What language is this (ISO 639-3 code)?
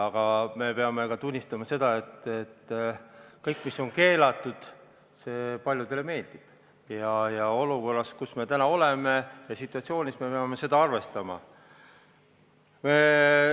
est